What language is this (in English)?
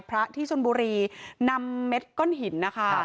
Thai